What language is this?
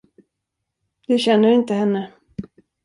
Swedish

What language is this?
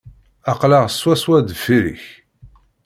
Kabyle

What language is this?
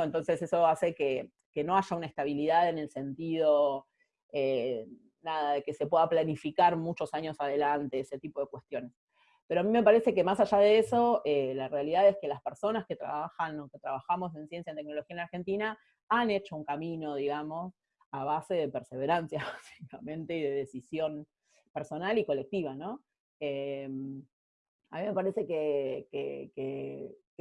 Spanish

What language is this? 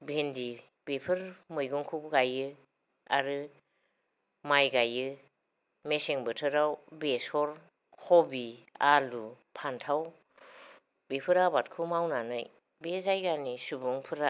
Bodo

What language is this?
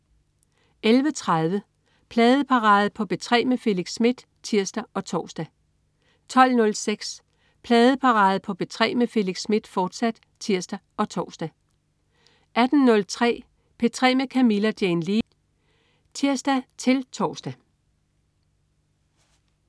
Danish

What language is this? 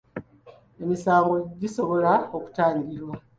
Ganda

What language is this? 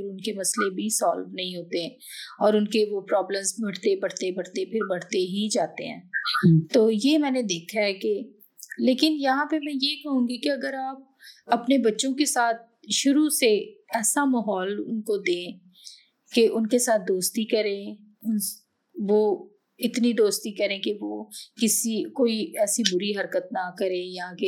Urdu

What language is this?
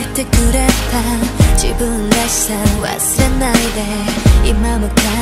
Japanese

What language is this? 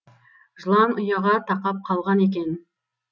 Kazakh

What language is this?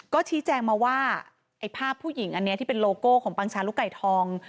Thai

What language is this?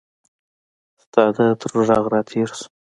Pashto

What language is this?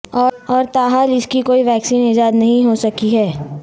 Urdu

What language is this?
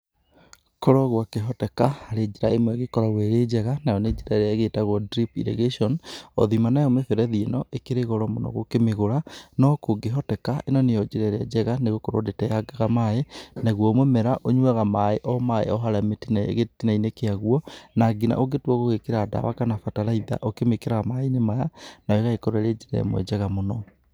Kikuyu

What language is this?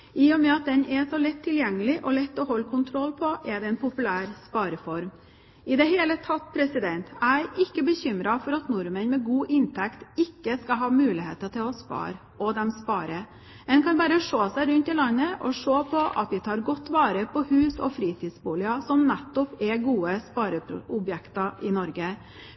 Norwegian Bokmål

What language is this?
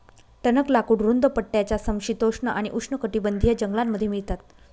Marathi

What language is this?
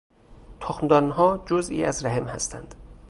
Persian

